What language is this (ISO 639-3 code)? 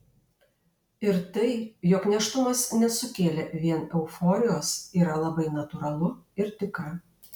lit